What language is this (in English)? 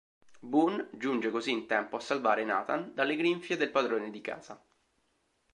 Italian